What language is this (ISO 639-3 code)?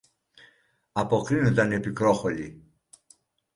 ell